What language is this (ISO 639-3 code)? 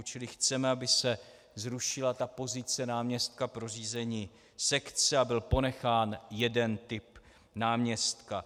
ces